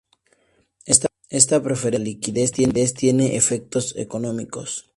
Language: Spanish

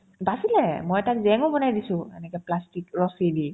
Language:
Assamese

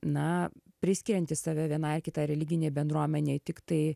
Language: Lithuanian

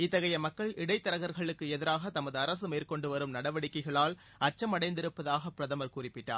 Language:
Tamil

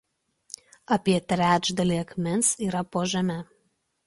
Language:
Lithuanian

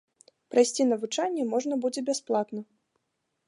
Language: Belarusian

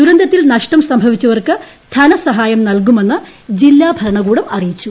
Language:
Malayalam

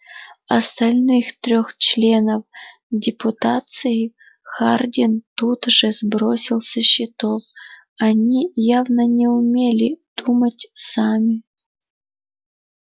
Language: Russian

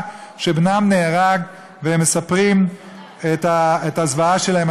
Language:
Hebrew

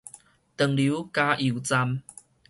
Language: Min Nan Chinese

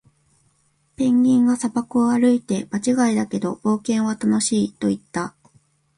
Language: Japanese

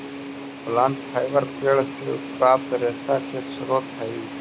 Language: Magahi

